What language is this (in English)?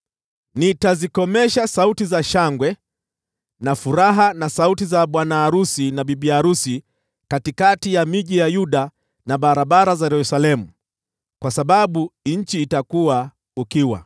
Swahili